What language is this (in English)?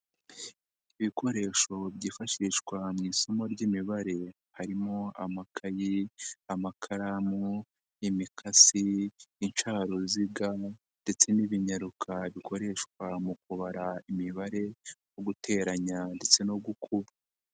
Kinyarwanda